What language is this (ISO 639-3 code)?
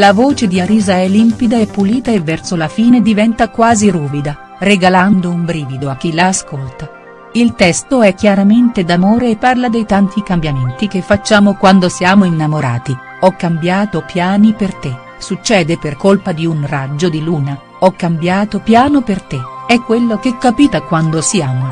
ita